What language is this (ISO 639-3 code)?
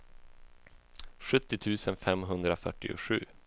swe